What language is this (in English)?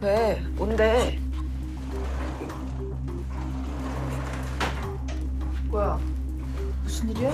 Korean